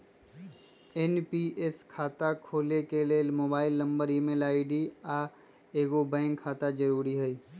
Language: Magahi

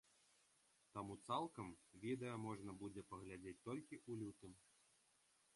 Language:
Belarusian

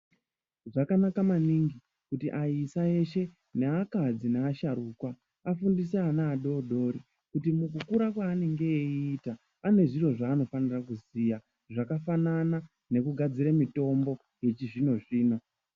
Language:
Ndau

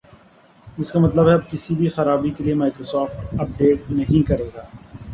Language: Urdu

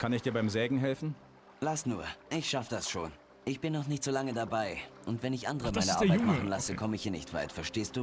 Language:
German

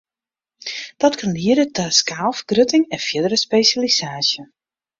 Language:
Western Frisian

